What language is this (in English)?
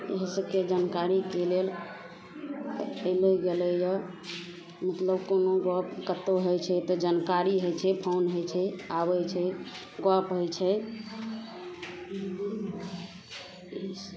Maithili